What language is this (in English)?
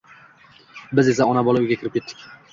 Uzbek